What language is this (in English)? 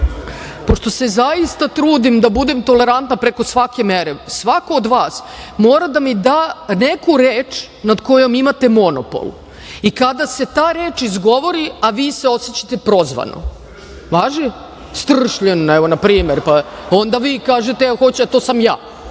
Serbian